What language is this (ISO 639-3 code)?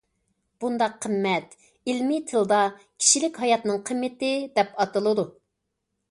uig